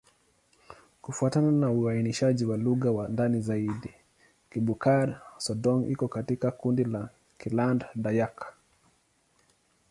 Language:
Swahili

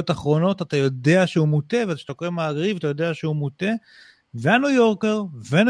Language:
Hebrew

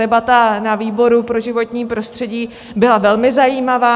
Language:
Czech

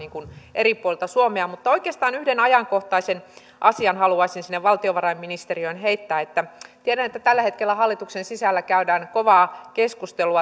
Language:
Finnish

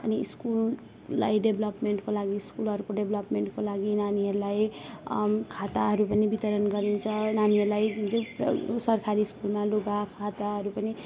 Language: Nepali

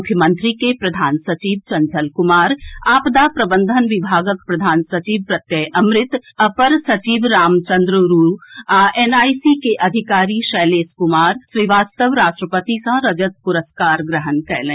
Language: Maithili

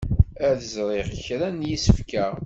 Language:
Kabyle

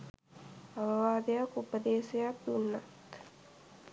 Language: Sinhala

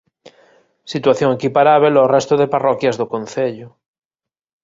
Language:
Galician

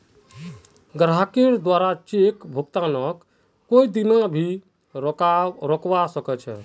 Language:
Magahi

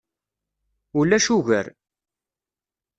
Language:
Kabyle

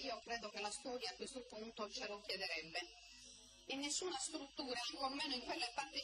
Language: Italian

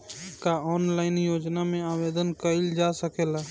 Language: Bhojpuri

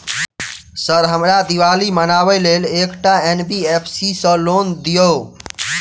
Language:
Maithili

